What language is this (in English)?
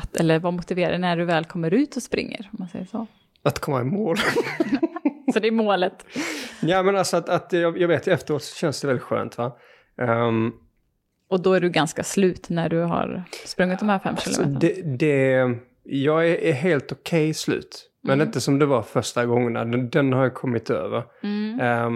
Swedish